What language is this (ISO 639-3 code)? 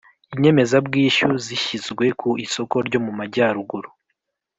kin